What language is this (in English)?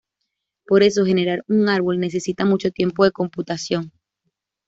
Spanish